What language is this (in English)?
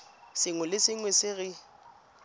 Tswana